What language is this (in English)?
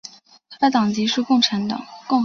Chinese